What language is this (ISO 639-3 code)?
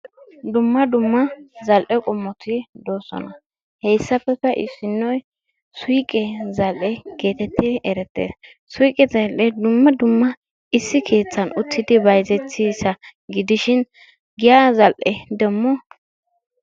wal